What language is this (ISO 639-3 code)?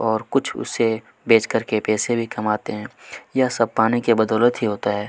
hin